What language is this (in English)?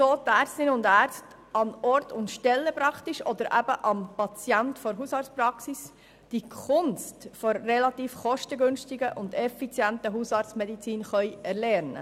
Swiss German